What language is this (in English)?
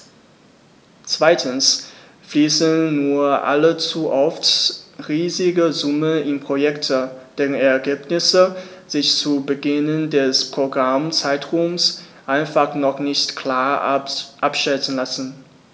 German